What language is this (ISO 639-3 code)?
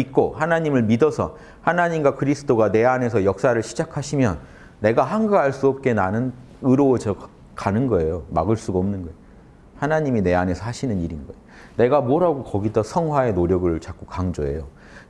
kor